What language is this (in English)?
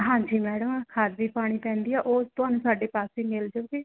Punjabi